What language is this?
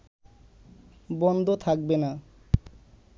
Bangla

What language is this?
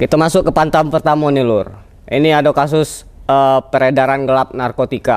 Indonesian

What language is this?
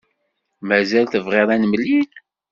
Kabyle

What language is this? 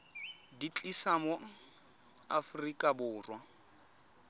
Tswana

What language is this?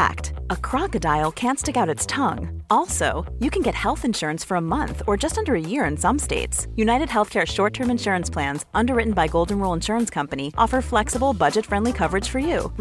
Swedish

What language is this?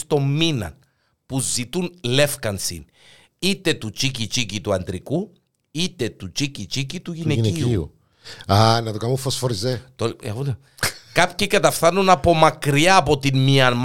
Greek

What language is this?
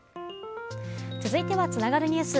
Japanese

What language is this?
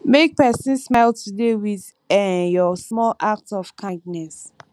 Nigerian Pidgin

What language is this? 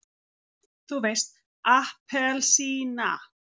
Icelandic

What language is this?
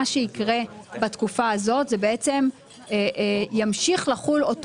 Hebrew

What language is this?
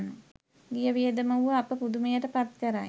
Sinhala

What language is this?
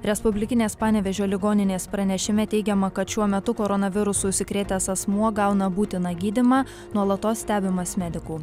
Lithuanian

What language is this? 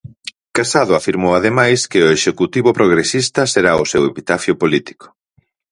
Galician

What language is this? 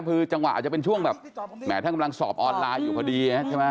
Thai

